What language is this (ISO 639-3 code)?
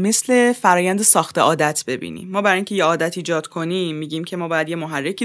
fas